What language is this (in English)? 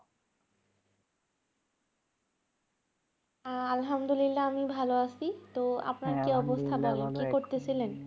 Bangla